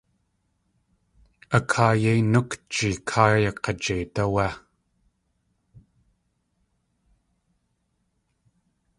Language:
Tlingit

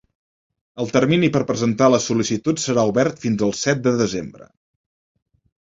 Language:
Catalan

